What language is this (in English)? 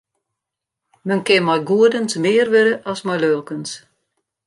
Western Frisian